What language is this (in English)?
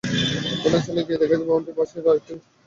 Bangla